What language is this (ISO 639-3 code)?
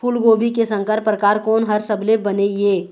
hne